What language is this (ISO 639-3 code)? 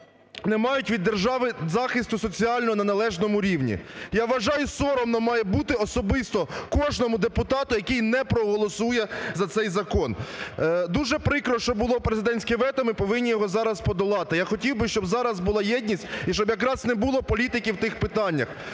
ukr